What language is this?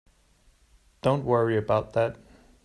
English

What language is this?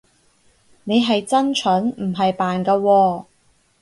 Cantonese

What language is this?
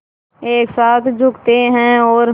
Hindi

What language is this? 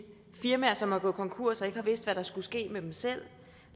Danish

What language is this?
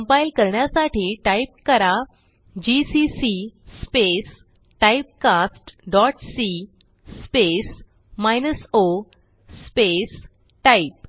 Marathi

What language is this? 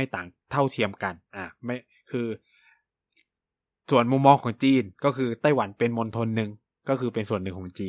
Thai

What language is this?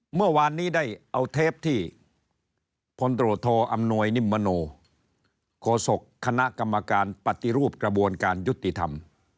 Thai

